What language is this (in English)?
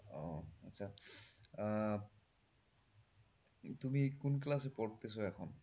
Bangla